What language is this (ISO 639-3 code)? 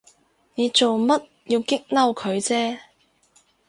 yue